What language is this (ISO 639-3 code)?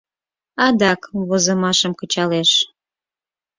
chm